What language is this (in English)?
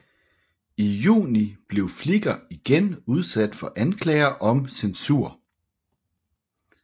Danish